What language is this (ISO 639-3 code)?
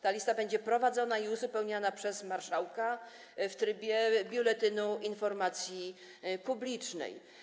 pol